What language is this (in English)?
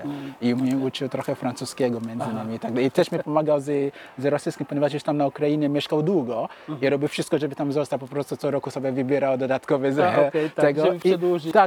Polish